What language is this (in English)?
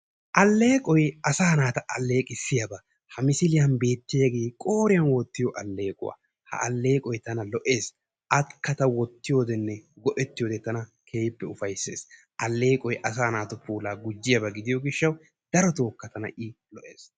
Wolaytta